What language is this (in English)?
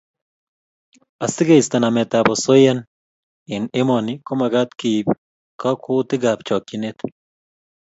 Kalenjin